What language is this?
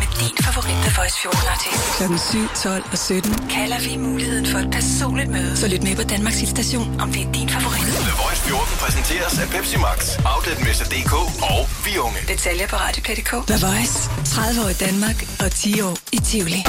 Danish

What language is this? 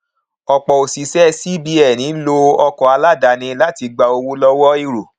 Yoruba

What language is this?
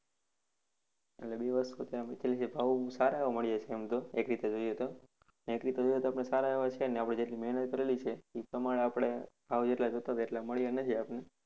Gujarati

